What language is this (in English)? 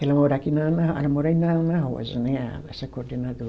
Portuguese